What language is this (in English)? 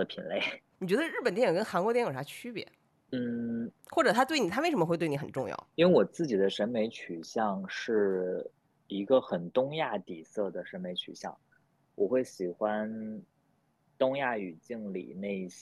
Chinese